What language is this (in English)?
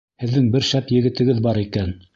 Bashkir